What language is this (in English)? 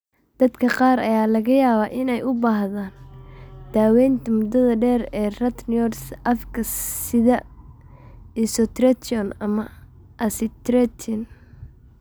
Somali